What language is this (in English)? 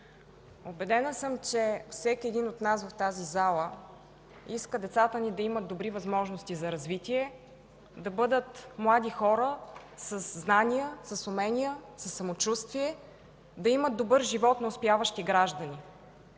Bulgarian